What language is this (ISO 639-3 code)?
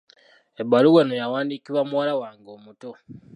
lug